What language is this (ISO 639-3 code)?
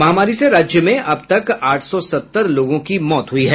hin